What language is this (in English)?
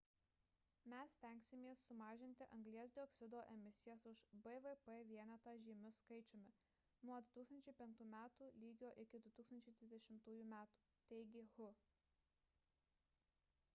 Lithuanian